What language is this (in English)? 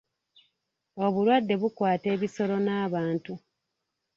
Ganda